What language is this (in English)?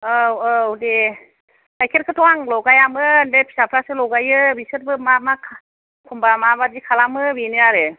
Bodo